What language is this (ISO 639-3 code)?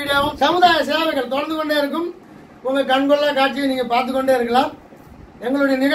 kor